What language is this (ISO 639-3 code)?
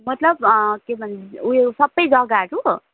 nep